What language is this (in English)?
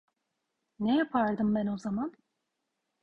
Turkish